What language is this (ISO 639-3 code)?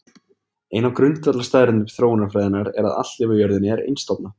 isl